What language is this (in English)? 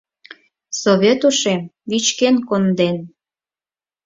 Mari